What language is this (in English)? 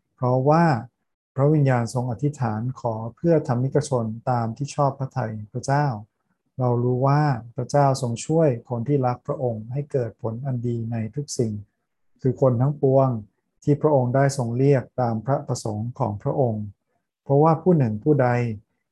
Thai